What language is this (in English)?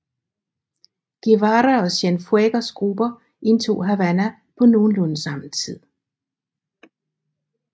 Danish